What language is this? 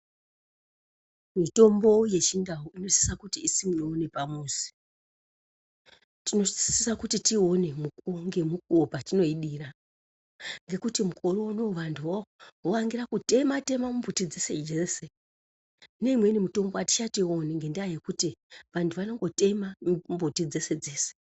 Ndau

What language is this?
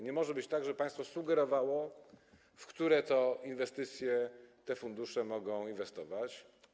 Polish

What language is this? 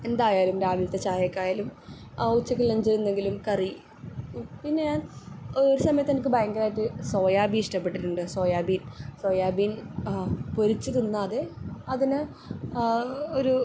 Malayalam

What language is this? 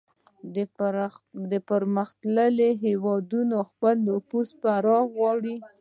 Pashto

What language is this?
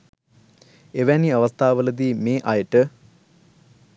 Sinhala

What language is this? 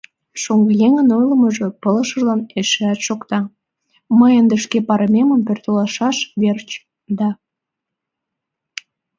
Mari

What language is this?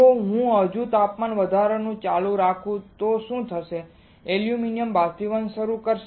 Gujarati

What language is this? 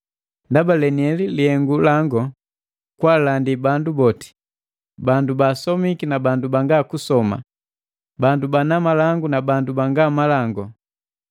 Matengo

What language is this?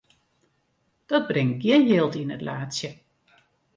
Western Frisian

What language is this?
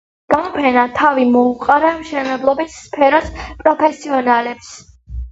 Georgian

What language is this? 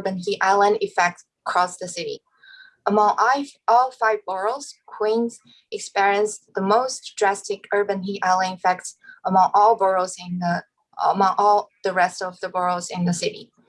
English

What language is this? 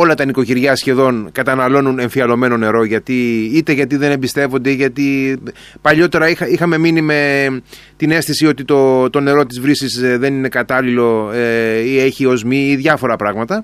Greek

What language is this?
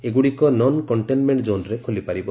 Odia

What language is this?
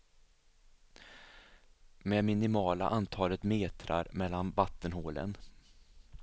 Swedish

